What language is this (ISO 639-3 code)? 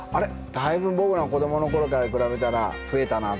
jpn